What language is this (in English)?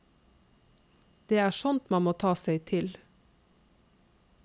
Norwegian